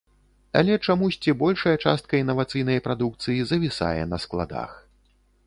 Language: Belarusian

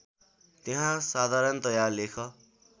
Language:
Nepali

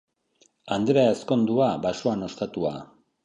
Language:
Basque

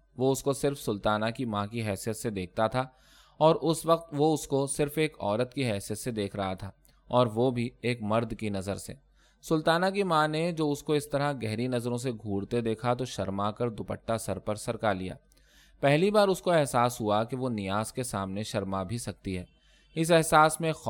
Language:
Urdu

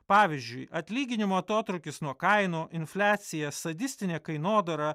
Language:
Lithuanian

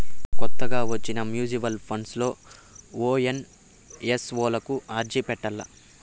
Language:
Telugu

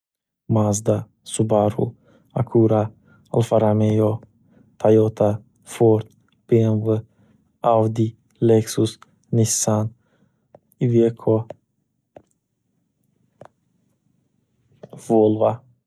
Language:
Uzbek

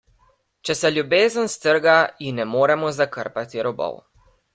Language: Slovenian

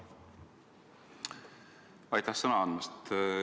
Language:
Estonian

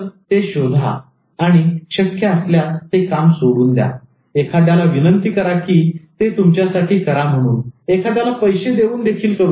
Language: Marathi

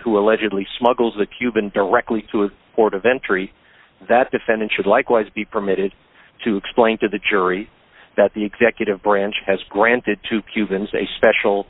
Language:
English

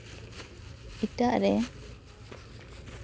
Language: Santali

